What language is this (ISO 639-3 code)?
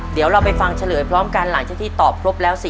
tha